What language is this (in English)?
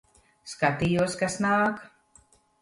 Latvian